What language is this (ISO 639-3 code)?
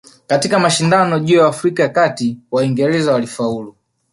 swa